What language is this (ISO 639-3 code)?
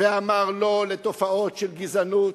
heb